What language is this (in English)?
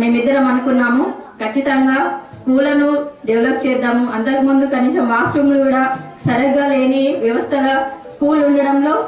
Telugu